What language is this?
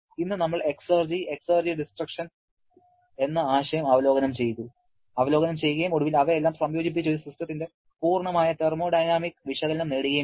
Malayalam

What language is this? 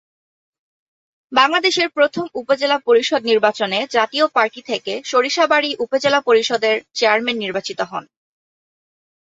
Bangla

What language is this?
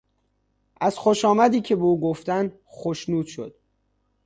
Persian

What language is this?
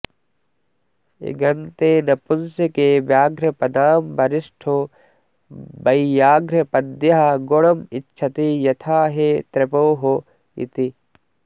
Sanskrit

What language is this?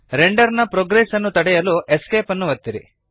Kannada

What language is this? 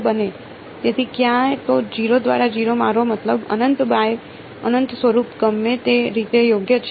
Gujarati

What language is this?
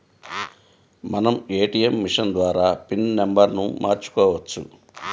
Telugu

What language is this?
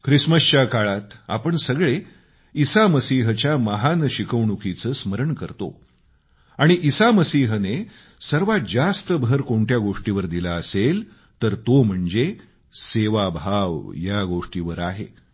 Marathi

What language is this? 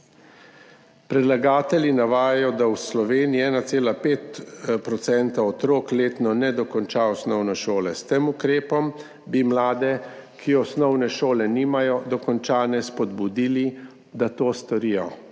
Slovenian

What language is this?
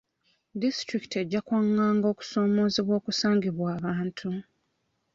Ganda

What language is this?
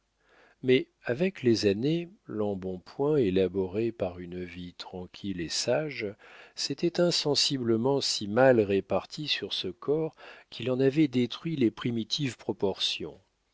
French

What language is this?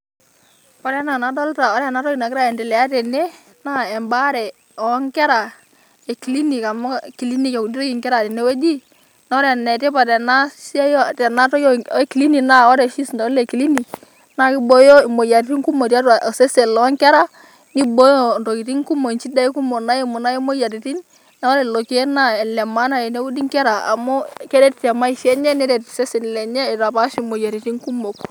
Masai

